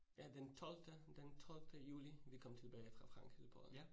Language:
Danish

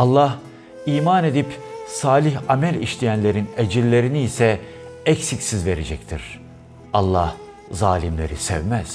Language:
Turkish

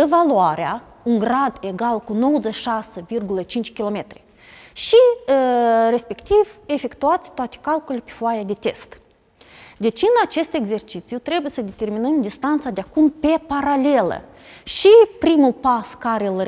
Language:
Romanian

